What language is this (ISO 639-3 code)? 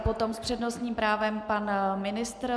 ces